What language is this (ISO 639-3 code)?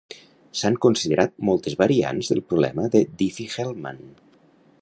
cat